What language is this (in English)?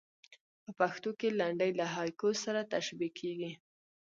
Pashto